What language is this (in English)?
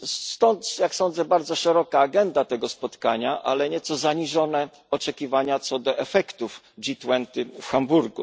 Polish